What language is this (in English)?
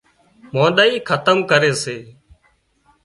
Wadiyara Koli